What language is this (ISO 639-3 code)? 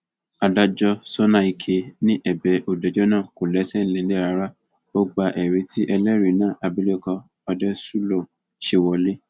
yor